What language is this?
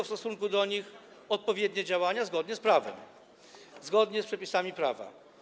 Polish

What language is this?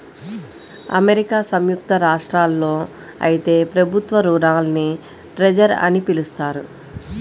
Telugu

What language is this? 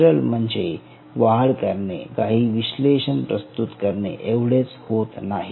Marathi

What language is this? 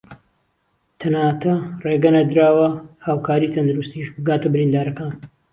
Central Kurdish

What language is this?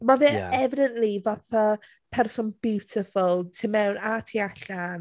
Welsh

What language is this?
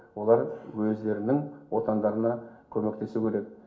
Kazakh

